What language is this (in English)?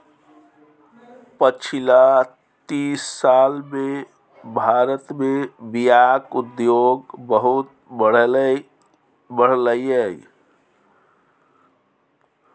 Maithili